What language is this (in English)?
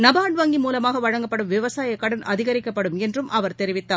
Tamil